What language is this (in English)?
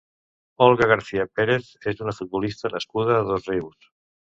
Catalan